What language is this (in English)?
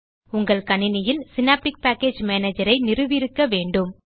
Tamil